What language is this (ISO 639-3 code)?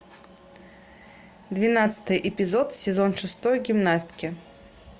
rus